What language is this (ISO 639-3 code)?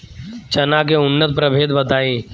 bho